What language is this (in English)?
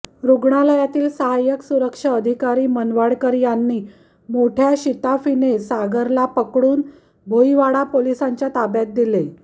Marathi